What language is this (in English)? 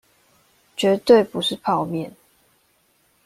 Chinese